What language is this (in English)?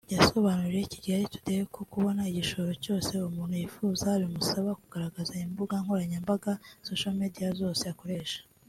Kinyarwanda